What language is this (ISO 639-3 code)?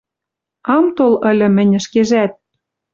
mrj